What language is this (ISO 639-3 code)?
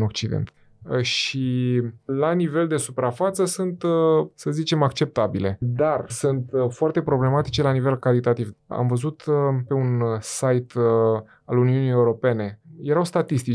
ron